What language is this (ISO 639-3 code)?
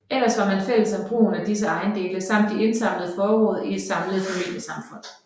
dan